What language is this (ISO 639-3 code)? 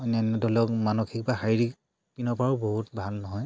asm